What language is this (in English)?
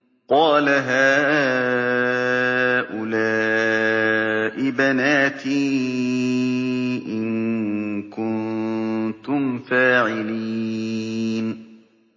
Arabic